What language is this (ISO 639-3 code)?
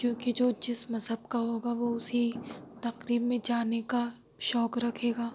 urd